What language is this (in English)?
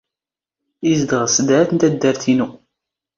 Standard Moroccan Tamazight